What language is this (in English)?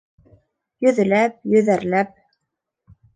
Bashkir